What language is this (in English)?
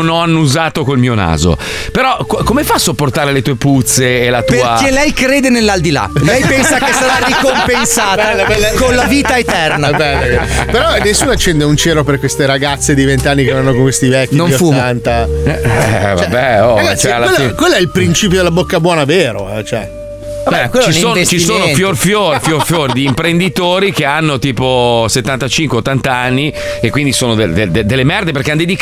Italian